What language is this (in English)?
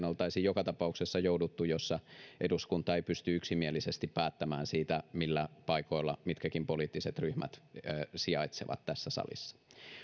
Finnish